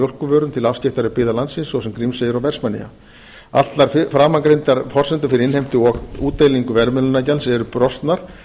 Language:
Icelandic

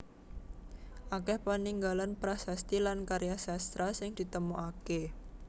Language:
Javanese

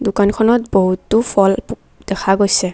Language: Assamese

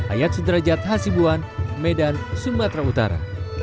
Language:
Indonesian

